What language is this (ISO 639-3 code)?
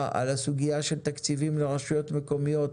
heb